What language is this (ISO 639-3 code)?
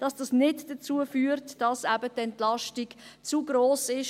gsw